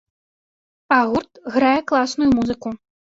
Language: Belarusian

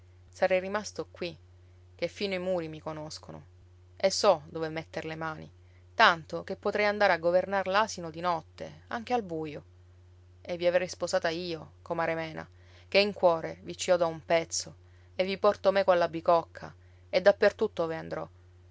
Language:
Italian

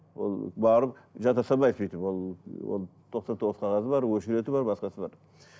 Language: Kazakh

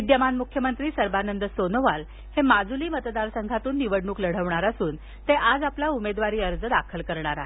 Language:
Marathi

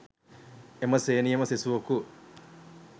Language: Sinhala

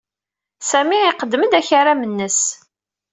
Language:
Kabyle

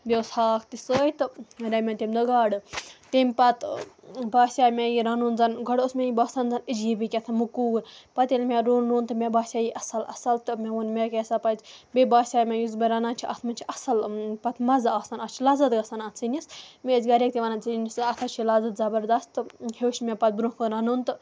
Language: Kashmiri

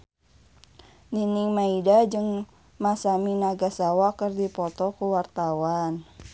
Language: Sundanese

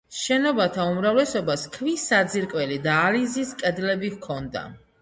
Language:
Georgian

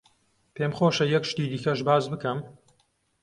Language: Central Kurdish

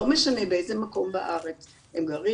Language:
Hebrew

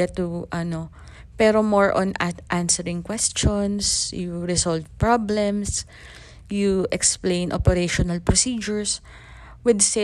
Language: Filipino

